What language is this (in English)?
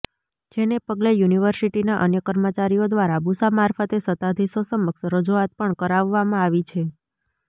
Gujarati